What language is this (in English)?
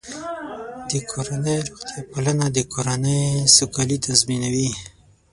Pashto